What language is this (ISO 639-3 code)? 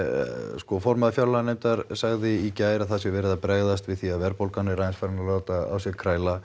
isl